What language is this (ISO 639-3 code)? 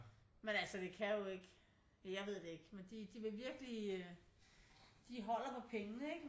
dan